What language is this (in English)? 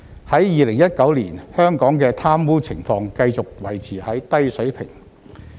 Cantonese